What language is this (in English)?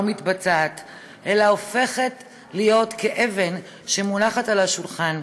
Hebrew